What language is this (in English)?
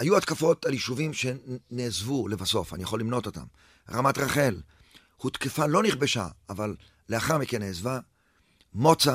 Hebrew